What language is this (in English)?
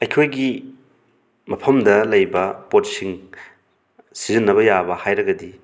Manipuri